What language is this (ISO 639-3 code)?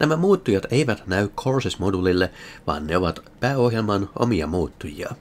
fin